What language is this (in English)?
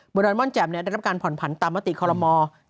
Thai